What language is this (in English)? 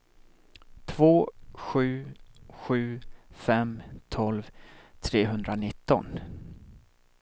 Swedish